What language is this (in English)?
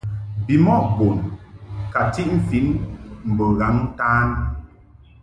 Mungaka